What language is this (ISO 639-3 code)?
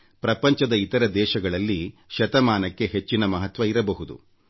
kan